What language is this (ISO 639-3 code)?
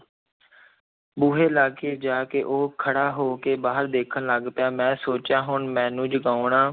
pan